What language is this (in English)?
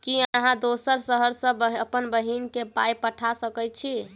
Maithili